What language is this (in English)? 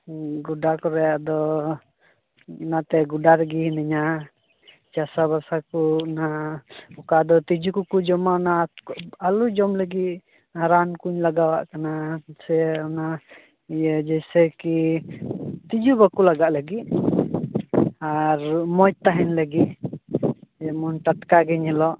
Santali